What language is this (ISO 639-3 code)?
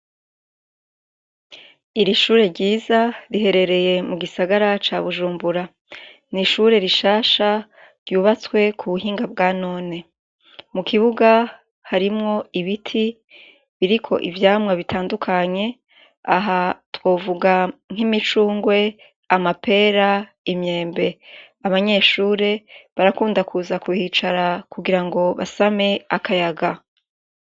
run